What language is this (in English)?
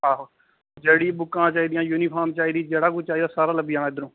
Dogri